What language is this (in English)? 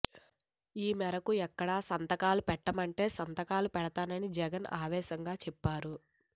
Telugu